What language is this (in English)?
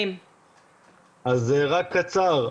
Hebrew